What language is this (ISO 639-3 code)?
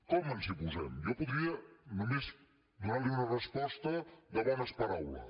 cat